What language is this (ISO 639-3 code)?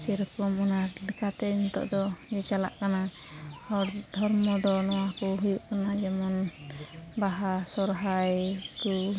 sat